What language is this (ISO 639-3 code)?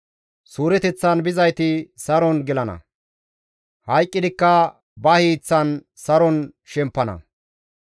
gmv